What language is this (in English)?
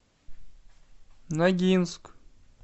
Russian